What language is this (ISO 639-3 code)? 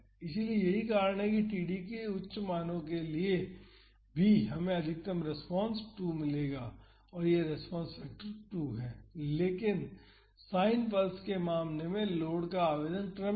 hin